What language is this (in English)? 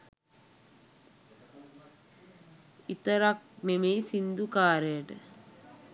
Sinhala